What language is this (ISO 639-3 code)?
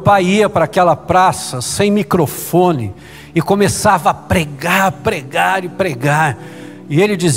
por